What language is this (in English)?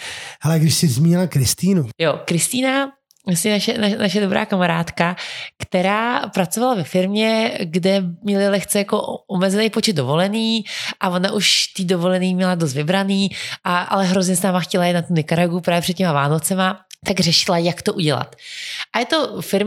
Czech